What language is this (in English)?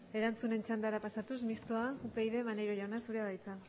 Basque